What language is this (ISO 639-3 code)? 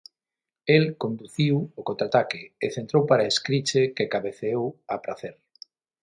glg